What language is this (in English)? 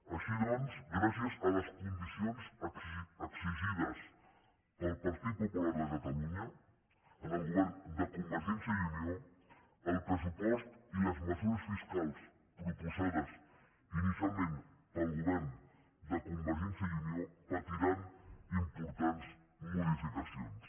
Catalan